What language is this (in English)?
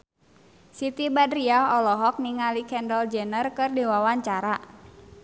Sundanese